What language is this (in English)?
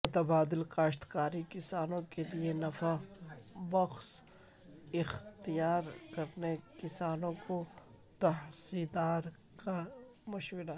Urdu